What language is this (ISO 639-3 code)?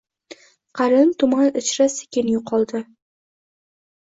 uzb